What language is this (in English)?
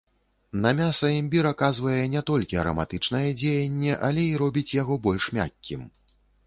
Belarusian